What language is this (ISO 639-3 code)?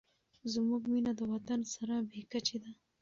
pus